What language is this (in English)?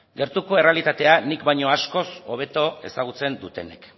Basque